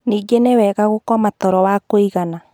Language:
Kikuyu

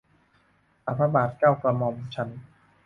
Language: Thai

